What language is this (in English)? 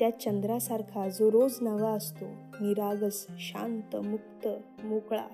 Marathi